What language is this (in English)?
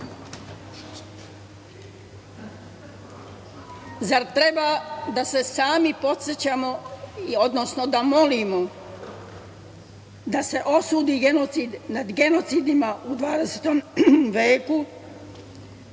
Serbian